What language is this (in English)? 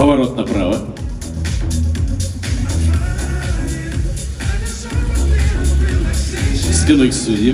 Russian